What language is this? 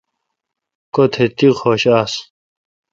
Kalkoti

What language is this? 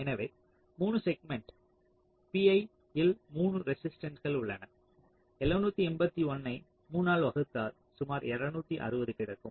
Tamil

